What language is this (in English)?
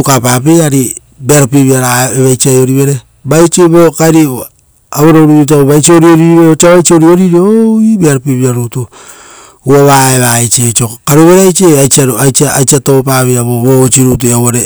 Rotokas